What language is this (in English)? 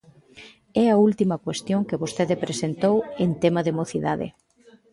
Galician